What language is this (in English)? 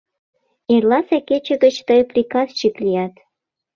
Mari